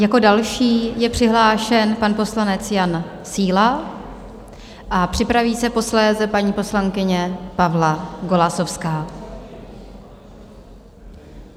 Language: Czech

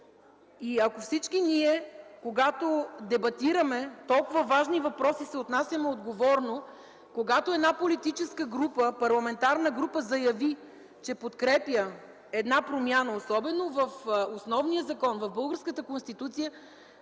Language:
Bulgarian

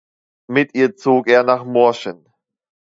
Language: German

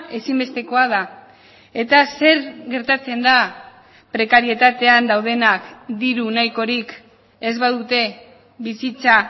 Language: Basque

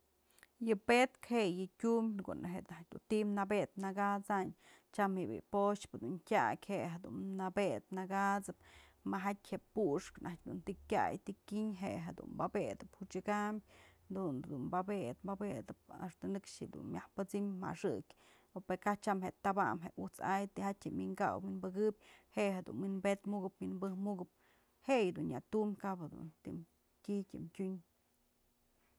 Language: Mazatlán Mixe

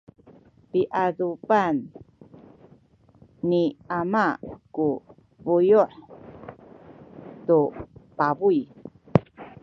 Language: Sakizaya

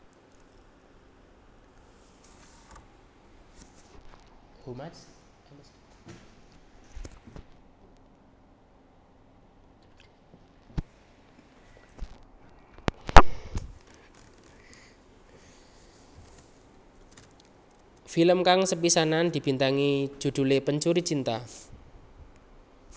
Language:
Javanese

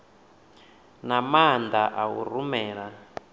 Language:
Venda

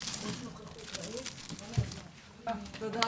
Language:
Hebrew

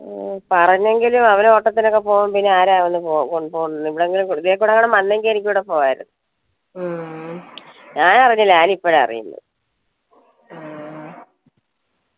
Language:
Malayalam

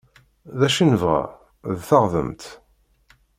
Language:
Kabyle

